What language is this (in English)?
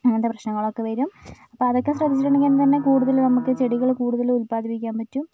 Malayalam